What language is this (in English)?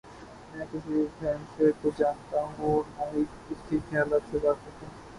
Urdu